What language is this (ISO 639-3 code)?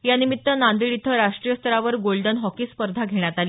mar